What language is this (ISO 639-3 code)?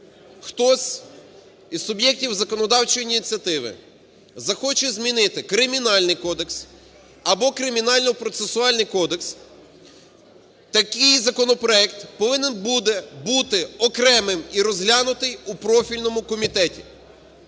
ukr